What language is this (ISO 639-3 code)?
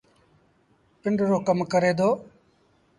sbn